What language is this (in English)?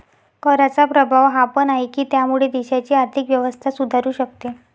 Marathi